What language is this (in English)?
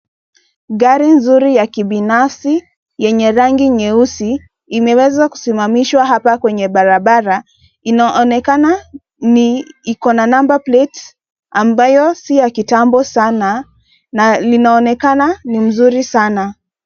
Swahili